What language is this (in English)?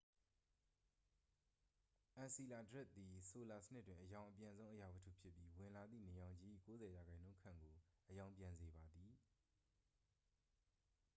Burmese